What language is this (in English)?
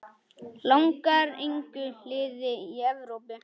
Icelandic